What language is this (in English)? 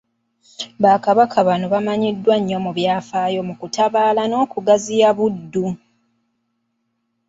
Ganda